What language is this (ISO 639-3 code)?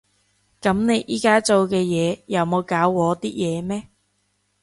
yue